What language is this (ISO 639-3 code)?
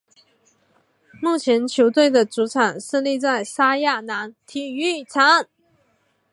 zho